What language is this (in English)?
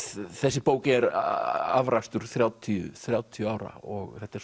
Icelandic